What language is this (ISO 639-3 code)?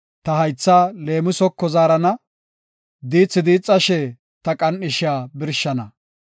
gof